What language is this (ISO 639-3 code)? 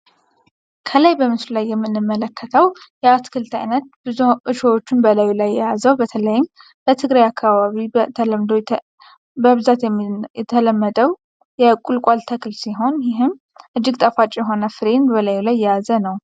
amh